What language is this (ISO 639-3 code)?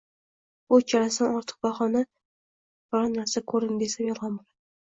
uzb